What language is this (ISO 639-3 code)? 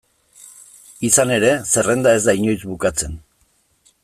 eus